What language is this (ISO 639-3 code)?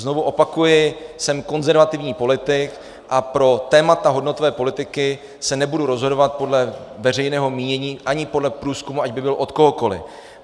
ces